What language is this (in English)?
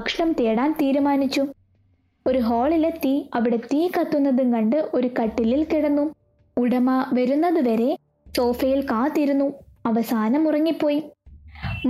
Malayalam